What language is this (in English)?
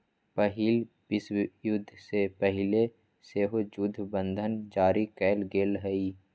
Magahi